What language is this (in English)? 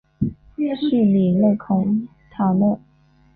Chinese